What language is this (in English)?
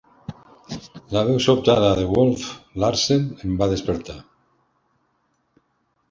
Catalan